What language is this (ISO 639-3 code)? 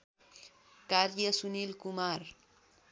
nep